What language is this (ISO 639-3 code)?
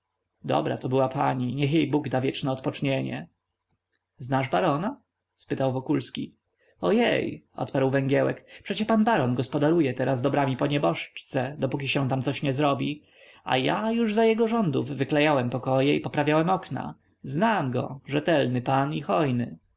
pol